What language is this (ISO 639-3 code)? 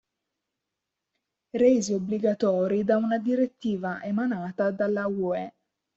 ita